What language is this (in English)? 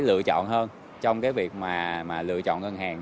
Vietnamese